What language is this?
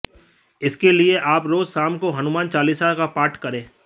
Hindi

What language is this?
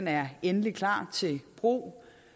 Danish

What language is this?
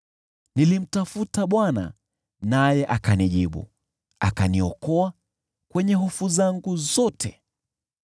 Swahili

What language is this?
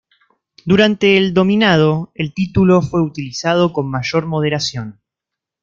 Spanish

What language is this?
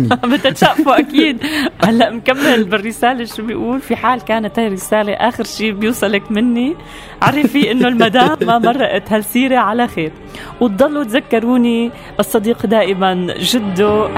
Arabic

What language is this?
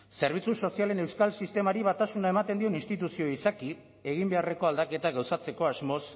Basque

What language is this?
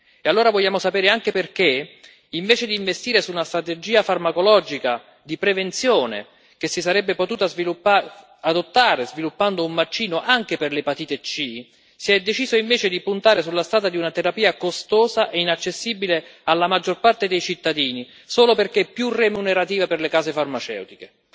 Italian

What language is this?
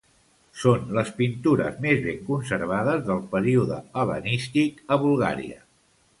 Catalan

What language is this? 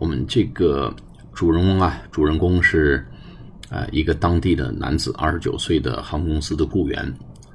Chinese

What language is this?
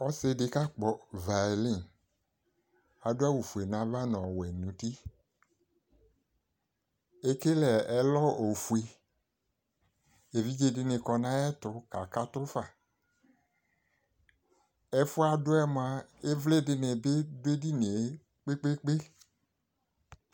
Ikposo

